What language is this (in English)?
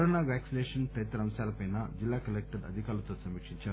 Telugu